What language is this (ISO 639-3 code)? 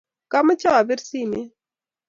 kln